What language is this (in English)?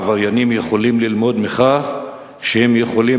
Hebrew